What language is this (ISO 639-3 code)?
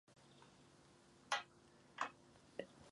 ces